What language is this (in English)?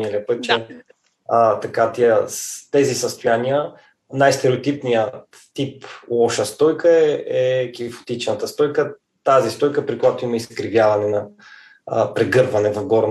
Bulgarian